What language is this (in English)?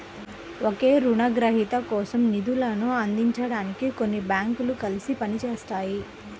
Telugu